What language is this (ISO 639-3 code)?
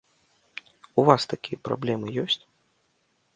bel